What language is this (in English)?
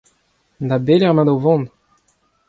Breton